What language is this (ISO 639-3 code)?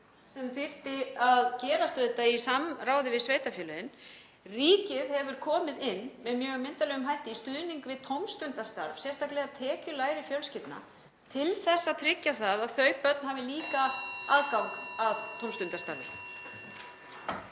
isl